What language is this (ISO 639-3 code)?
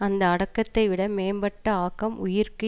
tam